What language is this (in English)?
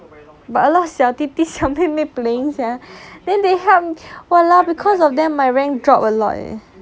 English